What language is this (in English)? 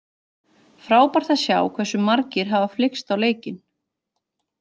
Icelandic